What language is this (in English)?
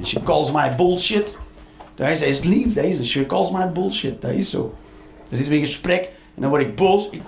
Dutch